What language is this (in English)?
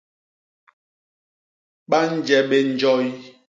Basaa